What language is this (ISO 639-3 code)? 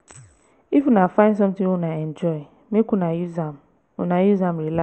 pcm